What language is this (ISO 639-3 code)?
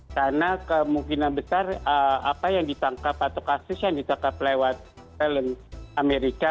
ind